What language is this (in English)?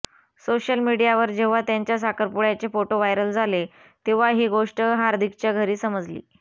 Marathi